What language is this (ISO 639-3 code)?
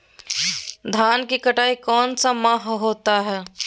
mag